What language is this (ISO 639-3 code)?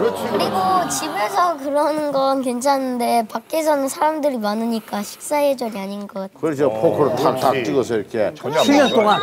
kor